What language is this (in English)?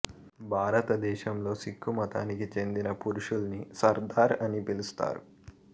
Telugu